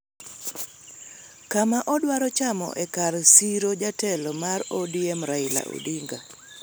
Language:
Luo (Kenya and Tanzania)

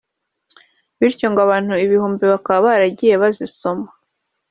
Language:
Kinyarwanda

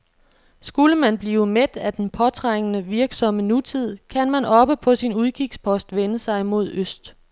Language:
Danish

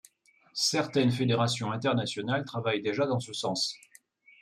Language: French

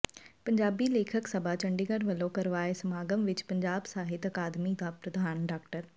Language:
Punjabi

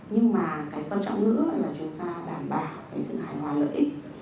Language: Vietnamese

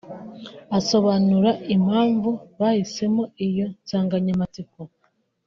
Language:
Kinyarwanda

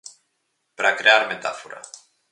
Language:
Galician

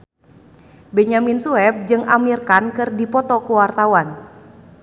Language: Sundanese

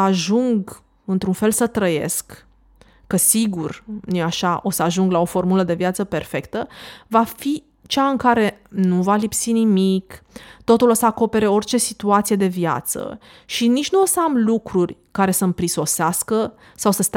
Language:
Romanian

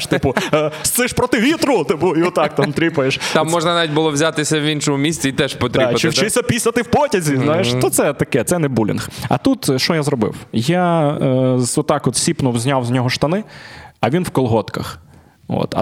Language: Ukrainian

